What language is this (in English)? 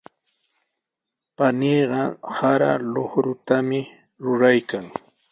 Sihuas Ancash Quechua